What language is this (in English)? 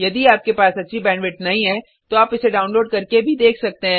Hindi